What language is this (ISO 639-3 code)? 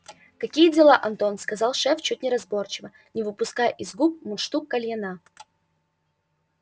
rus